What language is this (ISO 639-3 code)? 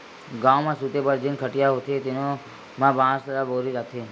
hne